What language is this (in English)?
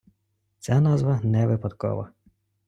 Ukrainian